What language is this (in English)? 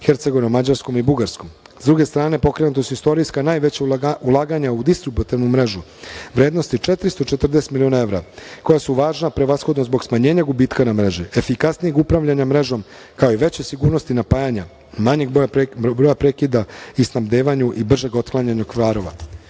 Serbian